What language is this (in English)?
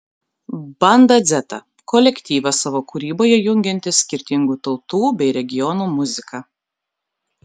Lithuanian